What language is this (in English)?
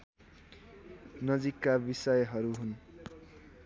Nepali